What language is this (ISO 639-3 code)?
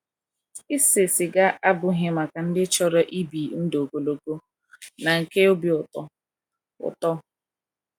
ibo